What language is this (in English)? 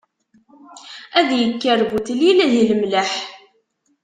Kabyle